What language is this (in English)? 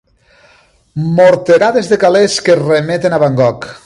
Catalan